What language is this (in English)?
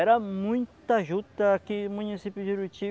Portuguese